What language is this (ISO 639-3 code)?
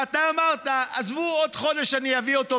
heb